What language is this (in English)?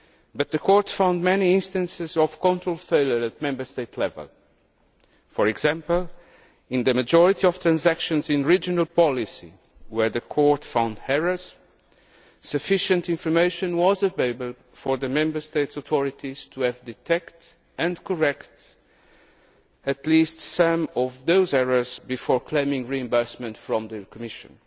English